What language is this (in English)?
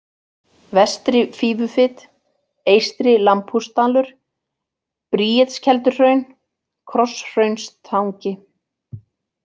Icelandic